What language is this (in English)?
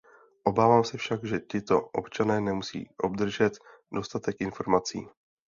Czech